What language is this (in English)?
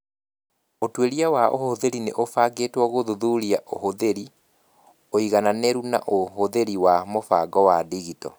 Kikuyu